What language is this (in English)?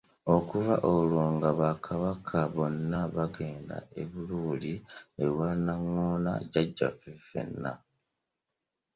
Ganda